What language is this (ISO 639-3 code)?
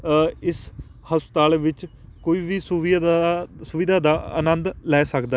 pan